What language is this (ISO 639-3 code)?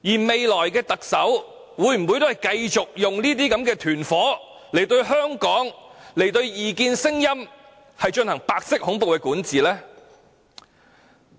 yue